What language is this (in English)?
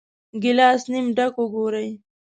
Pashto